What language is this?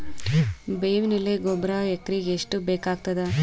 Kannada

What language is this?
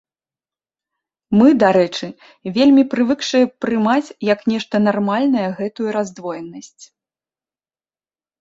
Belarusian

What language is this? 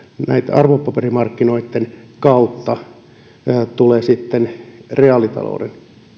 Finnish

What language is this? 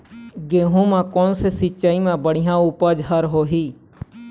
Chhattisgarhi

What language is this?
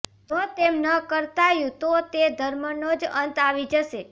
Gujarati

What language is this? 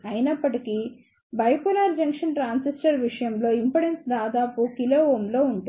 Telugu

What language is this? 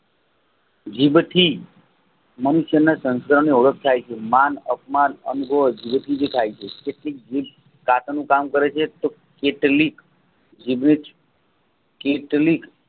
Gujarati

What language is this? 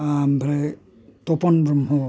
Bodo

